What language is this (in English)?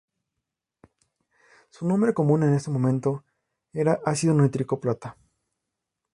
Spanish